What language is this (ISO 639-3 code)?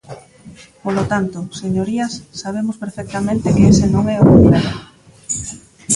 glg